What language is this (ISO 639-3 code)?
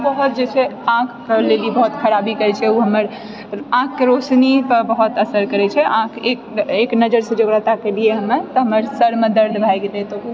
mai